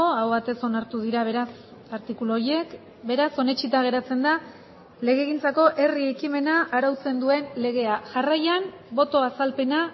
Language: Basque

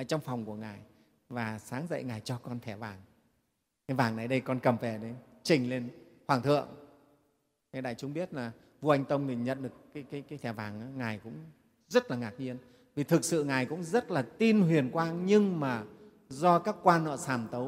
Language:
Vietnamese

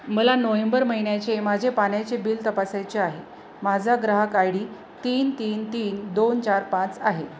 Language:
Marathi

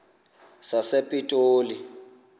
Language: Xhosa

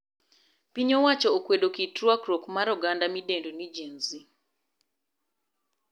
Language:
Luo (Kenya and Tanzania)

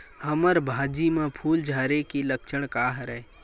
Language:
Chhattisgarhi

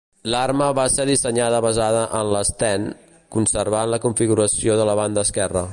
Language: Catalan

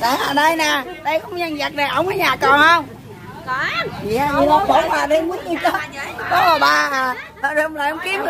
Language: Vietnamese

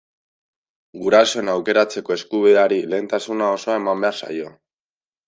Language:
Basque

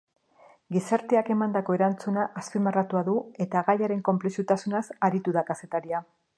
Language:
Basque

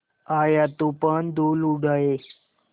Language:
Hindi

